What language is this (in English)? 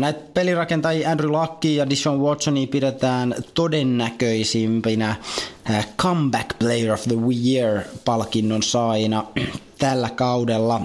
Finnish